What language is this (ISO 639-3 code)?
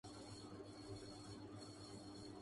urd